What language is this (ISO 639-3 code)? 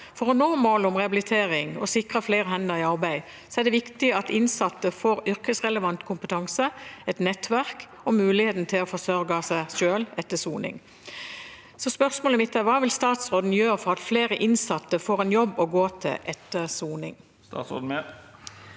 nor